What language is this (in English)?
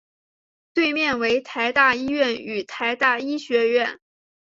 Chinese